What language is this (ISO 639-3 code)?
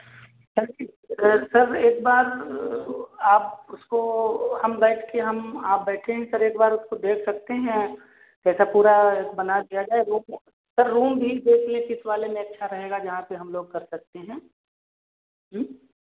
hin